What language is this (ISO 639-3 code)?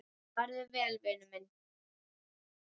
isl